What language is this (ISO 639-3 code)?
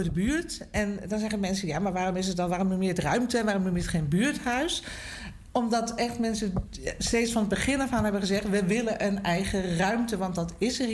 nld